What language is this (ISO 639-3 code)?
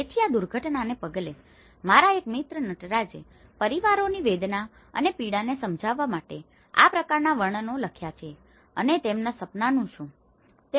guj